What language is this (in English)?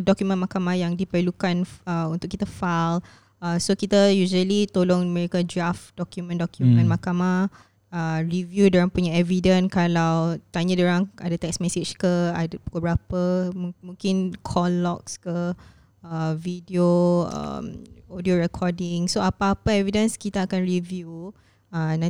Malay